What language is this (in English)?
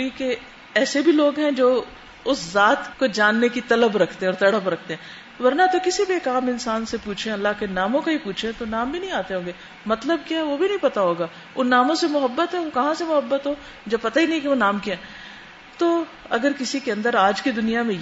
Urdu